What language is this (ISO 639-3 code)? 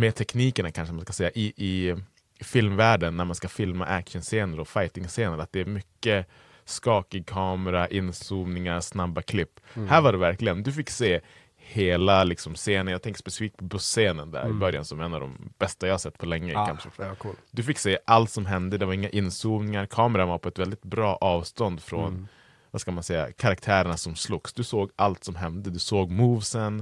swe